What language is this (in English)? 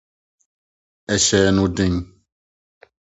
Akan